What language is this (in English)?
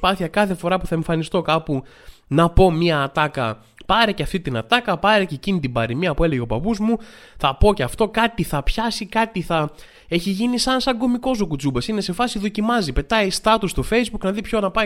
Greek